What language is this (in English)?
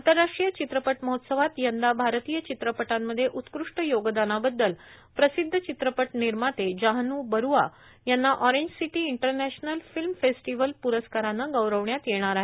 Marathi